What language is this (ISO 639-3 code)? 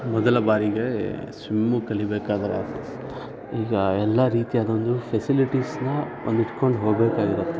kan